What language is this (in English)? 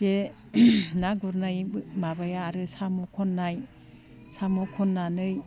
Bodo